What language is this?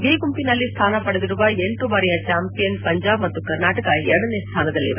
Kannada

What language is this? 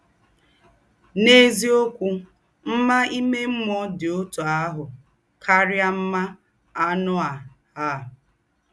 Igbo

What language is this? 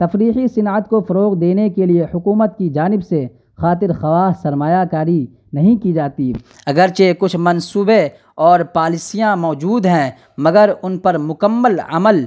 Urdu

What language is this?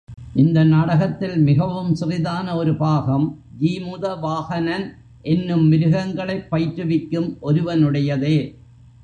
Tamil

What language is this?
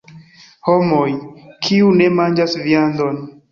Esperanto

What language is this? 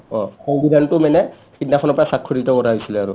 Assamese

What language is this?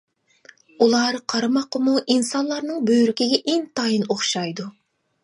Uyghur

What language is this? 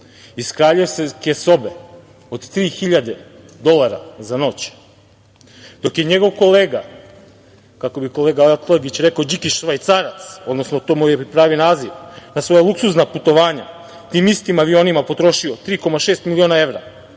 Serbian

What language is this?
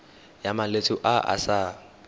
Tswana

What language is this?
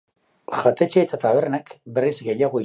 Basque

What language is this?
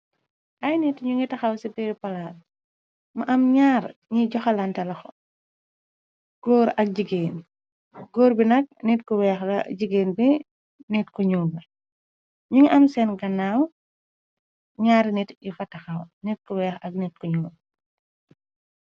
Wolof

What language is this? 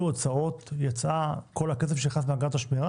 Hebrew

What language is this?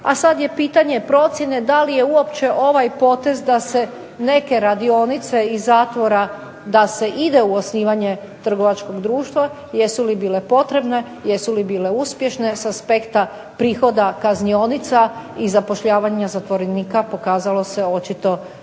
Croatian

